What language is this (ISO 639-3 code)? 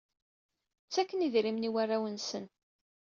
kab